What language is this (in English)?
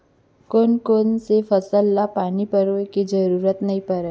Chhattisgarhi